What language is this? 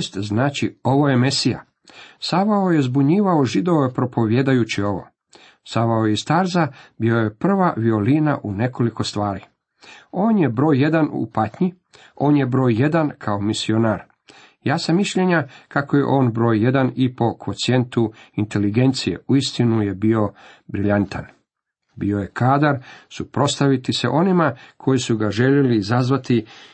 Croatian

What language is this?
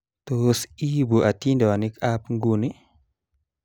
Kalenjin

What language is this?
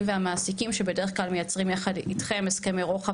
Hebrew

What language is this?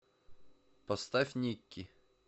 Russian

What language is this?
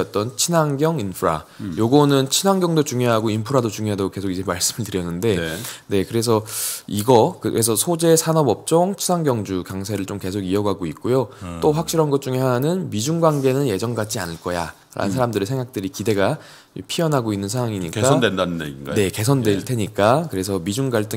Korean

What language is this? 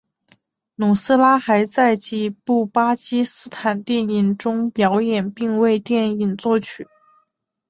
Chinese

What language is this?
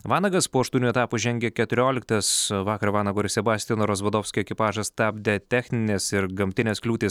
Lithuanian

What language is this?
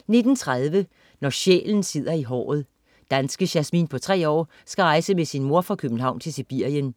Danish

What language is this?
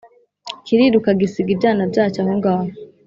Kinyarwanda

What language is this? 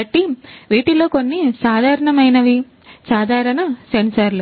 Telugu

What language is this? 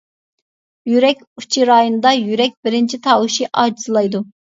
Uyghur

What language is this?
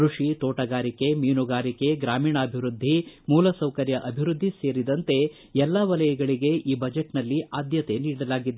Kannada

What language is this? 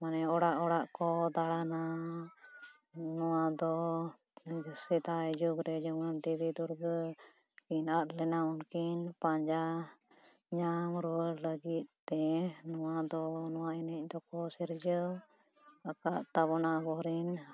Santali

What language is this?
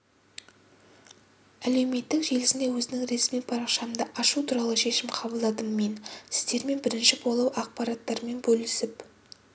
Kazakh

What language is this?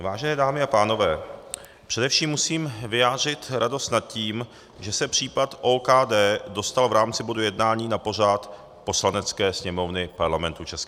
Czech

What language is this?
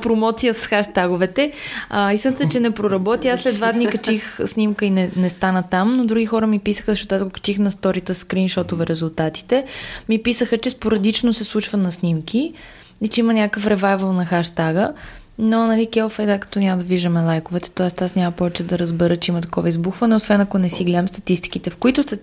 Bulgarian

